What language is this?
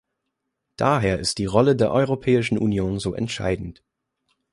German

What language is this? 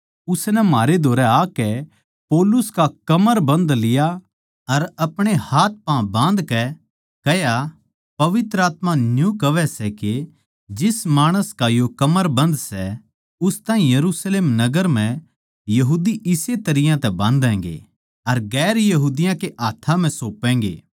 Haryanvi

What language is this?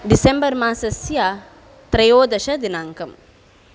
Sanskrit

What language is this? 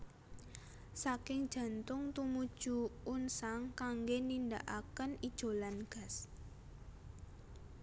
Javanese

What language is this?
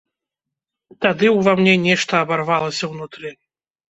Belarusian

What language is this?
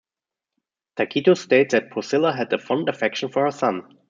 English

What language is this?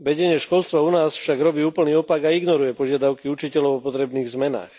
Slovak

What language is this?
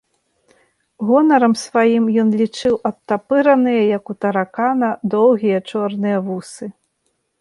Belarusian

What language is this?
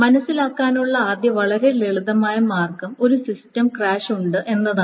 Malayalam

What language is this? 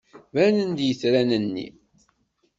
Kabyle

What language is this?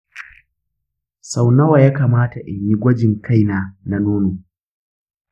Hausa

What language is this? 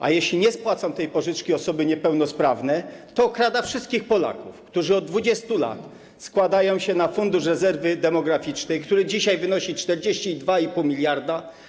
Polish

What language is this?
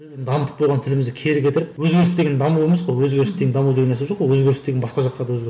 Kazakh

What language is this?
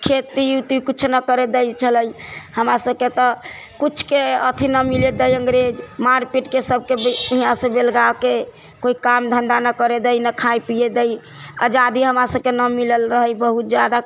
Maithili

